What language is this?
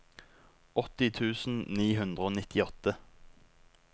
Norwegian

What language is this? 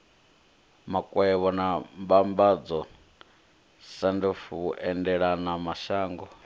Venda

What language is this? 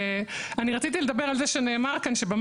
Hebrew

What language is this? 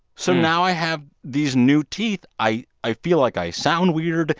English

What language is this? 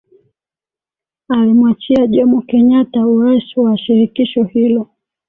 Swahili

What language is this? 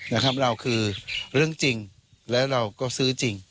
Thai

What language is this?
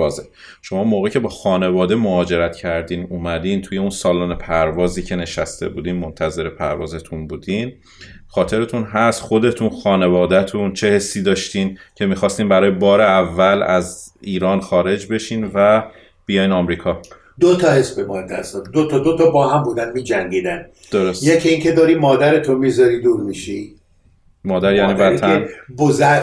Persian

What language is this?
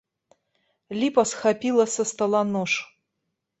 Belarusian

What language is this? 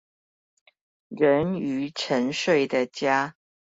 Chinese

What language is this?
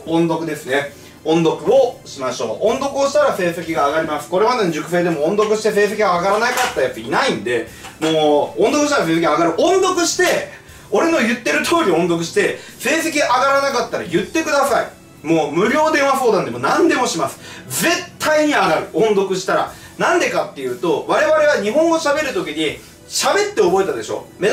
Japanese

